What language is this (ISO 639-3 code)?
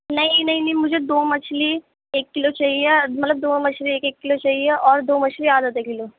urd